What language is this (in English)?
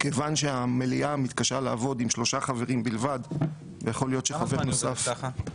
Hebrew